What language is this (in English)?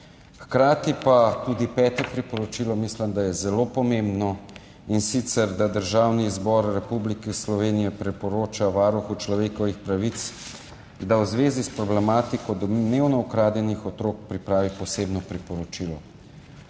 Slovenian